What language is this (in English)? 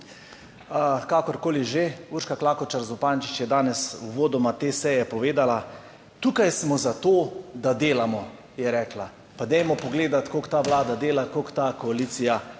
Slovenian